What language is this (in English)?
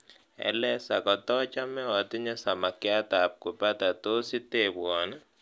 Kalenjin